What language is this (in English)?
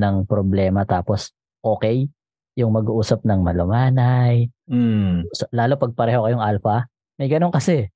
Filipino